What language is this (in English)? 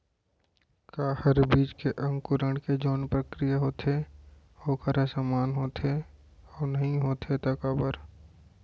Chhattisgarhi